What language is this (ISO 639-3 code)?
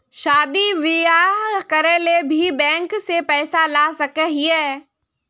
mag